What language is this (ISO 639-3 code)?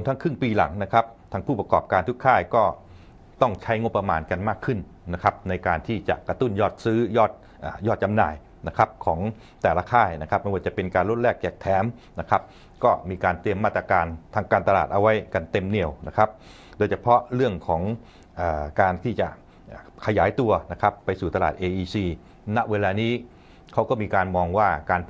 tha